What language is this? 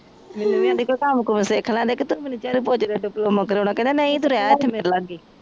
Punjabi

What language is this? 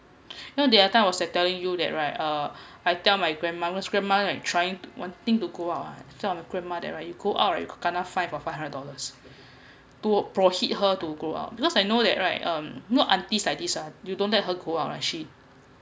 English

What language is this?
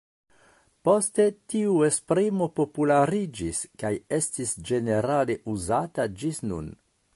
Esperanto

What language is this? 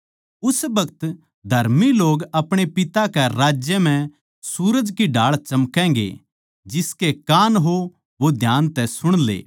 Haryanvi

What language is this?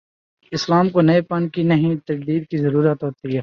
Urdu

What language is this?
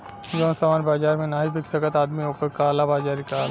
Bhojpuri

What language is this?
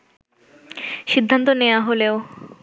Bangla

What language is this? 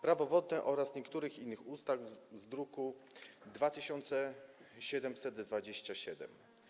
Polish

